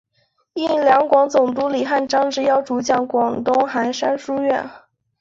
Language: Chinese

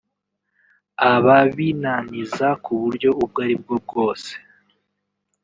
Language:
Kinyarwanda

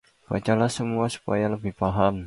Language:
Indonesian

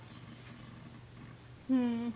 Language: Punjabi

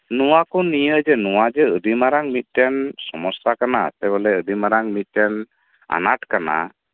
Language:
Santali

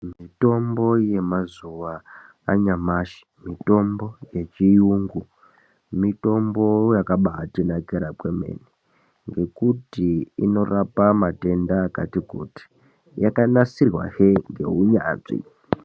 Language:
Ndau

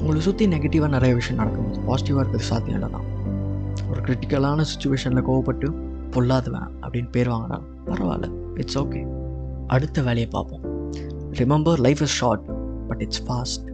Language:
Tamil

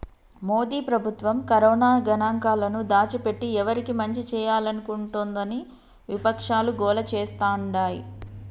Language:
Telugu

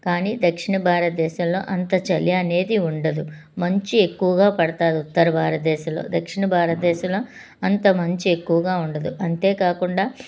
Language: Telugu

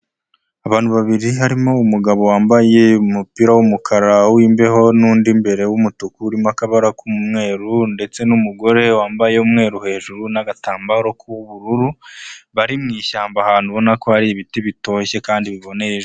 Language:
Kinyarwanda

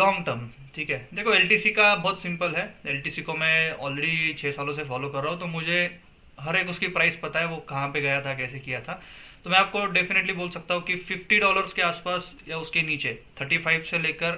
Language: Hindi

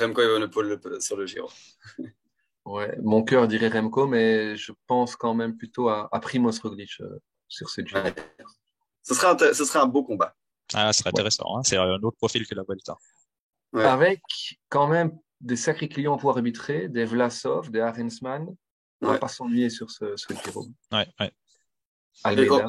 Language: French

